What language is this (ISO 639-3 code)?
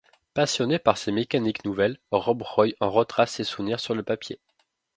fra